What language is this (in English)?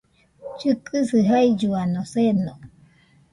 Nüpode Huitoto